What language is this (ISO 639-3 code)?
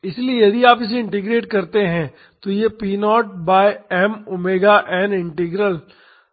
hin